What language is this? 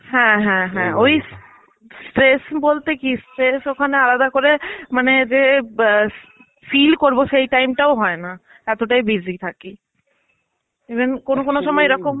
Bangla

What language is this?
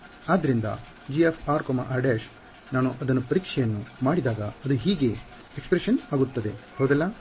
Kannada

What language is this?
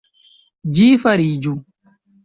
Esperanto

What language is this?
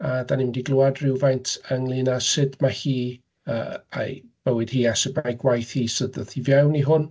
Welsh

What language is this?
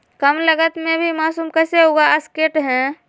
Magahi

